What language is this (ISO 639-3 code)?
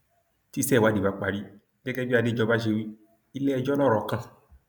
yor